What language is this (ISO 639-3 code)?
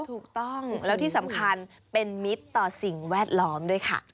tha